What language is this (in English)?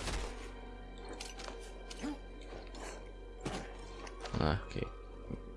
German